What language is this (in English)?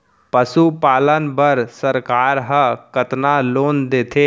Chhattisgarhi